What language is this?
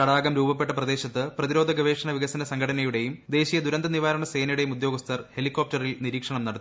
Malayalam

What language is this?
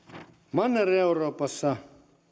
Finnish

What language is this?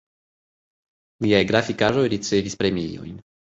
Esperanto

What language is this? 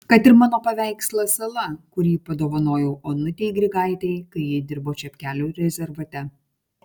Lithuanian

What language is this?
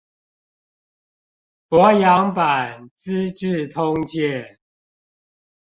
Chinese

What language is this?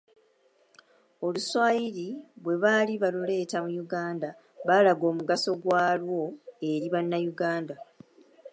Ganda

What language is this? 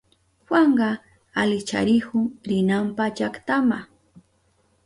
Southern Pastaza Quechua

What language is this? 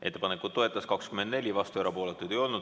Estonian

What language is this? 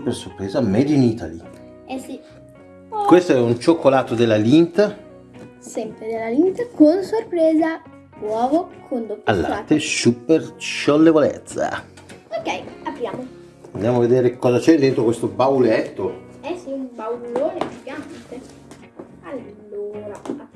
Italian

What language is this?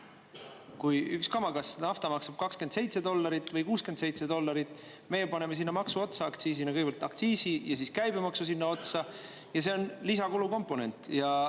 Estonian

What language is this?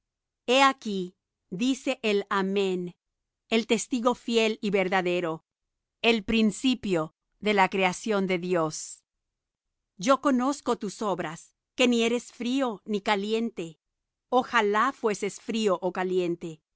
Spanish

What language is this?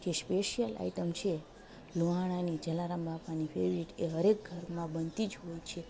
Gujarati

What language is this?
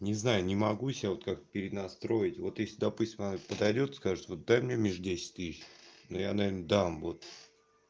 Russian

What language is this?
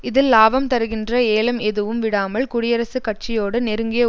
Tamil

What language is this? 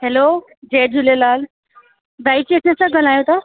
Sindhi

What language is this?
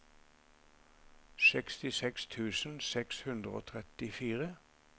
Norwegian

